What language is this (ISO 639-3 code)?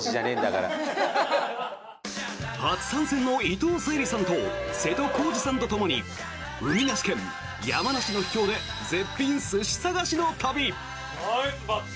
jpn